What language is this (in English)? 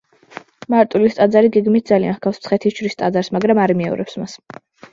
Georgian